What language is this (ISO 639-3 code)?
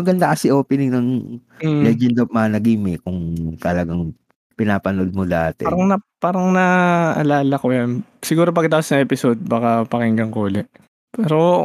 fil